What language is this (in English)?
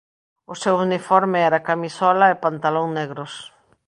Galician